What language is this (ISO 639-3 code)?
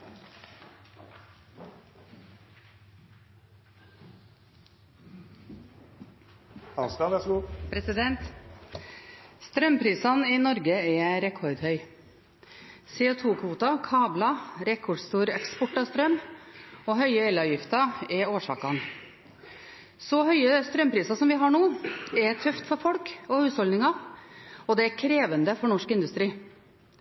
nob